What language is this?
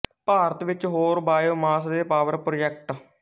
Punjabi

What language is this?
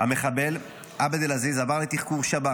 Hebrew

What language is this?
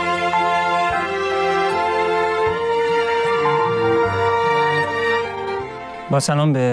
Persian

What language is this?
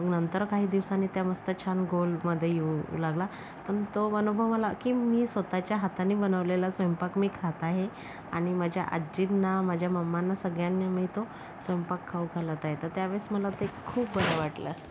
Marathi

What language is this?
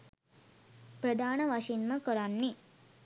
Sinhala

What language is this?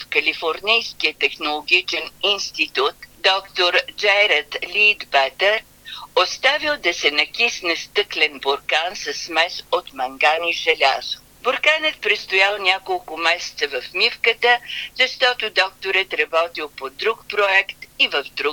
Bulgarian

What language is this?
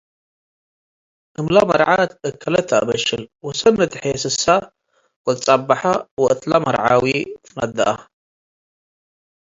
Tigre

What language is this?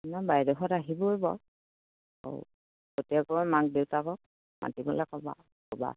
Assamese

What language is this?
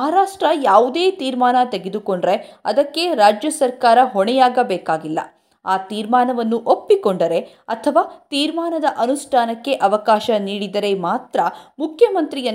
Kannada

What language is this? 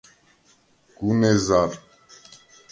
Svan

